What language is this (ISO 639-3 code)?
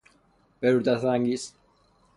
fas